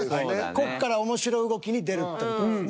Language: Japanese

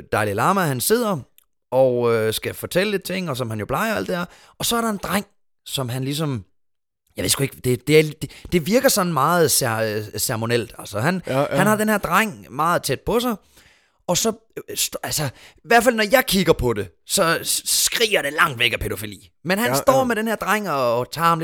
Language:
Danish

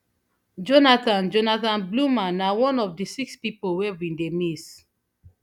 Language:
Nigerian Pidgin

